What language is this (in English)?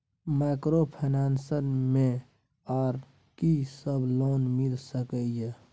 Maithili